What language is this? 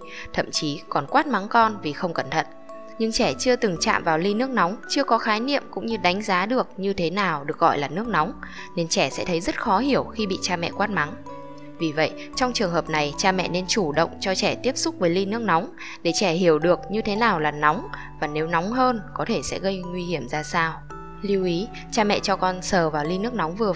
Vietnamese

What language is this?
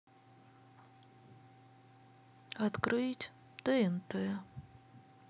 Russian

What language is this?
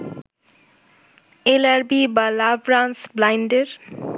Bangla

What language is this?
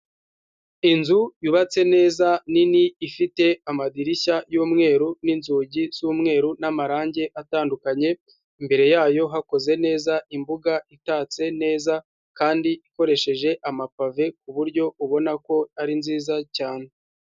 Kinyarwanda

